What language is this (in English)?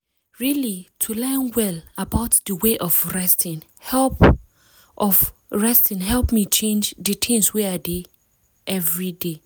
Nigerian Pidgin